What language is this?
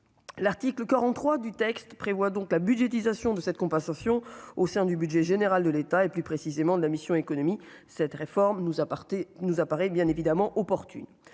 French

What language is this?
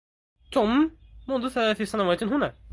Arabic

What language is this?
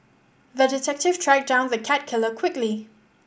English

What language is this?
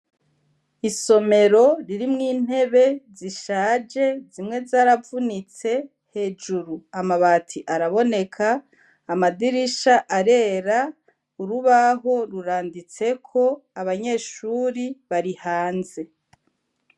Rundi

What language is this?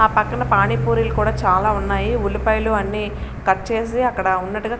Telugu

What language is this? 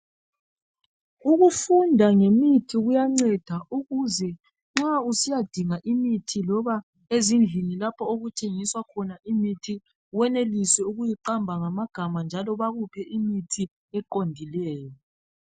North Ndebele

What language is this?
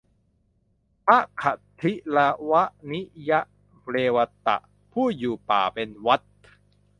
Thai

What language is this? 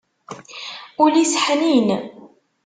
Kabyle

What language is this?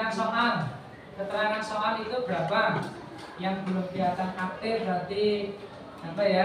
Indonesian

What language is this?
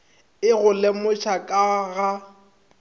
Northern Sotho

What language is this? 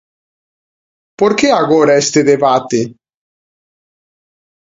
Galician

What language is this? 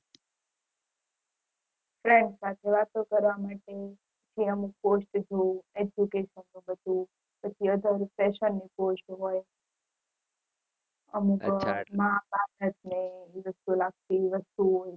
Gujarati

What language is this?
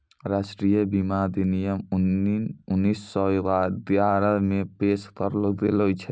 Maithili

